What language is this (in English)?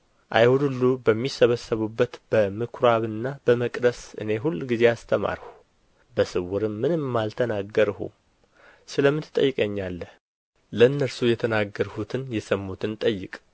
Amharic